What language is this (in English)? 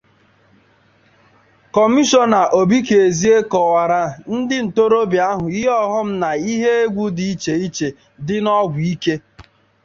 Igbo